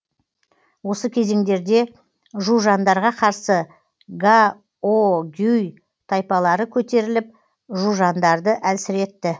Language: Kazakh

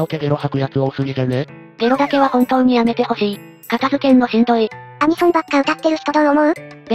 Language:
Japanese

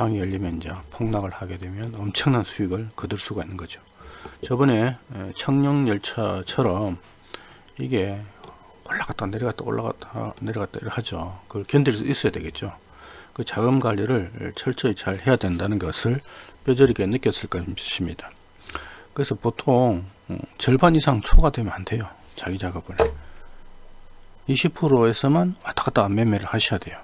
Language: Korean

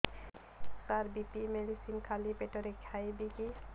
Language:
Odia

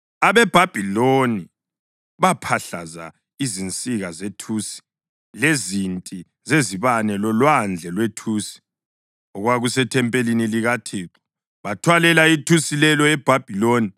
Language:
North Ndebele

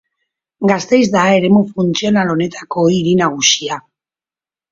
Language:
Basque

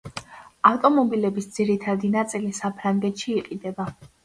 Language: Georgian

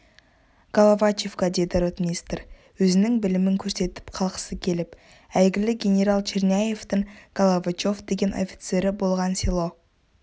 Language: Kazakh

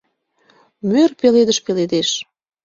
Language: Mari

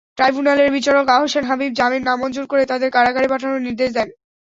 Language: Bangla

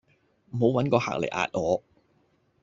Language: Cantonese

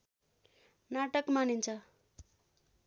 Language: Nepali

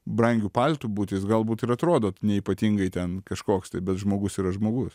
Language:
Lithuanian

